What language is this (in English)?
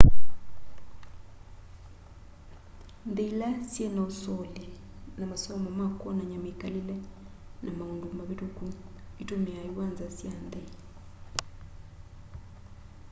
Kamba